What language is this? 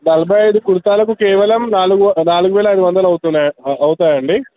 Telugu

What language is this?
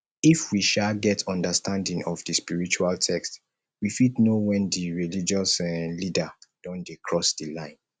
Nigerian Pidgin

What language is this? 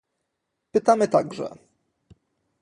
Polish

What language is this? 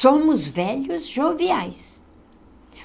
Portuguese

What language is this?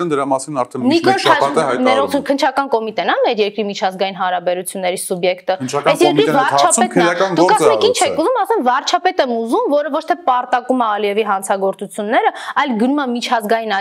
Romanian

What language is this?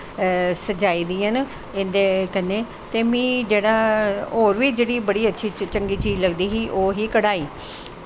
Dogri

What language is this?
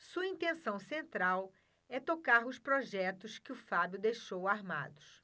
Portuguese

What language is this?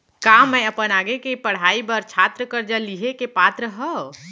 Chhattisgarhi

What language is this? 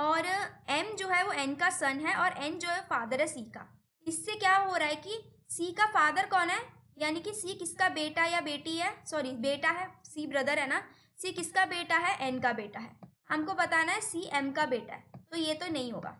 Hindi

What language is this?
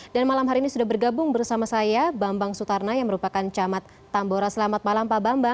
Indonesian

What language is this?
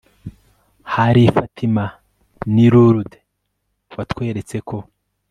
Kinyarwanda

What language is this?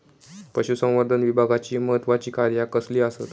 Marathi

